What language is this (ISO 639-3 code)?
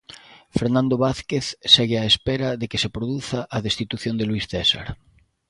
glg